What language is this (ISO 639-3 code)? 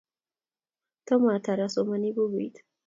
kln